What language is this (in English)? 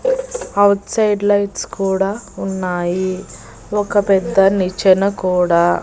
Telugu